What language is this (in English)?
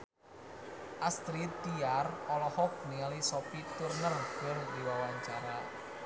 Sundanese